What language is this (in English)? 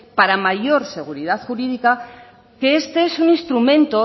Spanish